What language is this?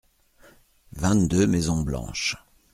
French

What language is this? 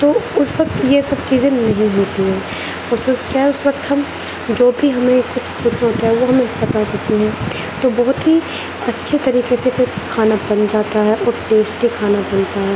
Urdu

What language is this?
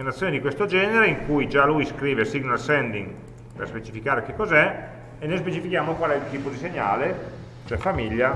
Italian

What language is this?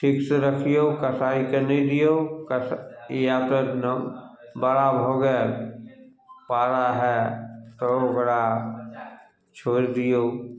Maithili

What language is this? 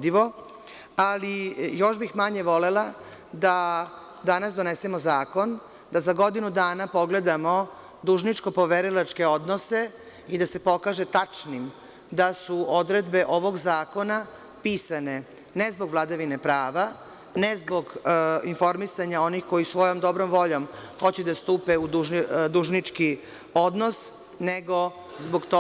Serbian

